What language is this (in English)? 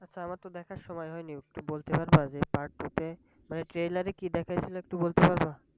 Bangla